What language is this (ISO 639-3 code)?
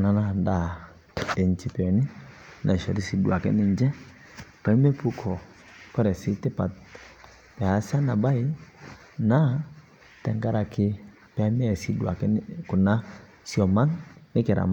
mas